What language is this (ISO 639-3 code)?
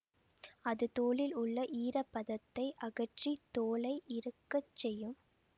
tam